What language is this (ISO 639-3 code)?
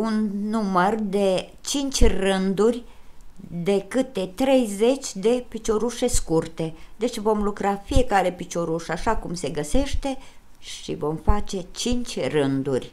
ron